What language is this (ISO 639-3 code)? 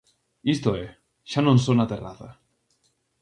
glg